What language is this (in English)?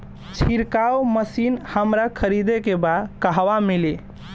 Bhojpuri